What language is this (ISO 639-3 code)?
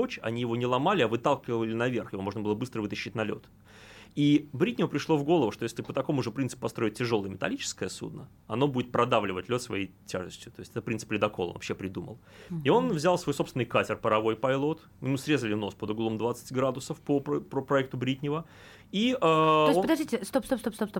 rus